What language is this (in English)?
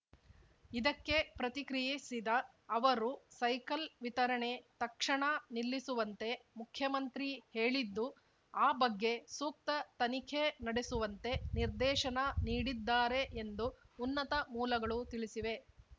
Kannada